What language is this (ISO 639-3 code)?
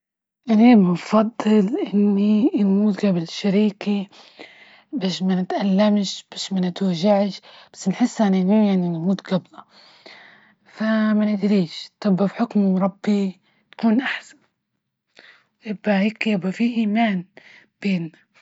ayl